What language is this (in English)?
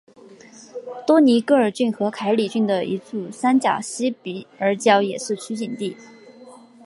Chinese